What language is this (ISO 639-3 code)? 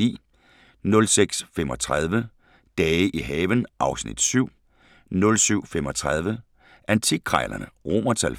dan